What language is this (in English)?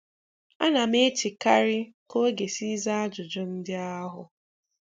Igbo